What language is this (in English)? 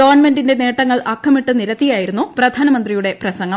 Malayalam